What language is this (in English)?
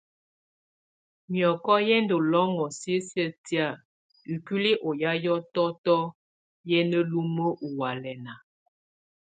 Tunen